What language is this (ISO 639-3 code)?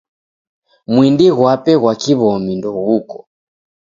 dav